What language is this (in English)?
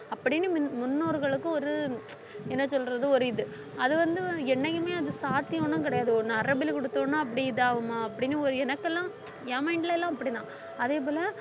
Tamil